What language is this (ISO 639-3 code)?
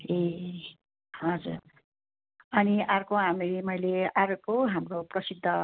nep